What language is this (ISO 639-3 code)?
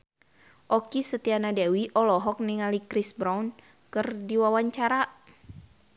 sun